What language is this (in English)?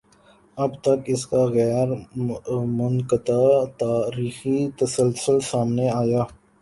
Urdu